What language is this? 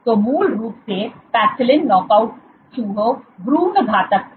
Hindi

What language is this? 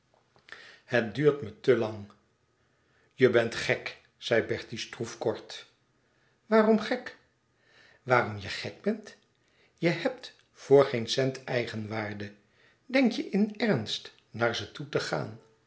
Dutch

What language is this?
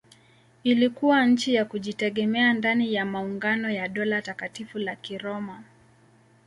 Swahili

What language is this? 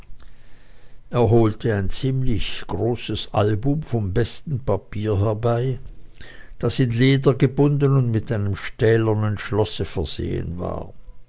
German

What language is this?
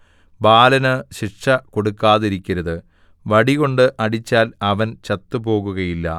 Malayalam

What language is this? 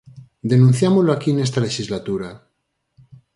Galician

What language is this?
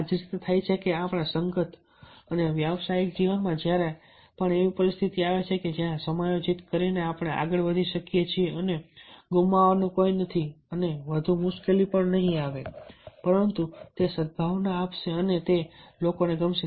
Gujarati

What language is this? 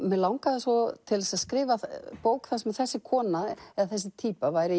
Icelandic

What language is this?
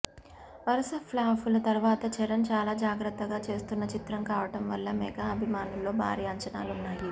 Telugu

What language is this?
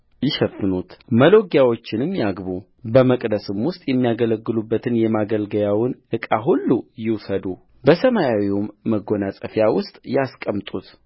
Amharic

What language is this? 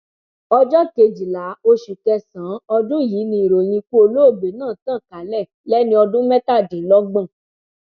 Yoruba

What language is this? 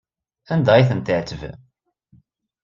Kabyle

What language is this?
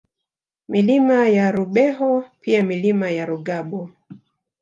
Swahili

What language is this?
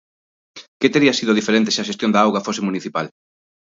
Galician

